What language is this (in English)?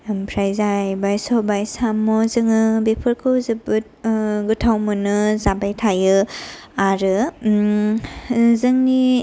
Bodo